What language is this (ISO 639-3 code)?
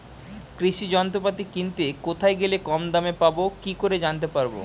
ben